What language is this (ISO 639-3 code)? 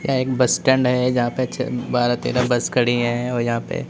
hin